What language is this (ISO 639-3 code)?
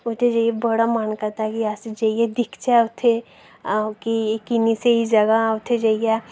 doi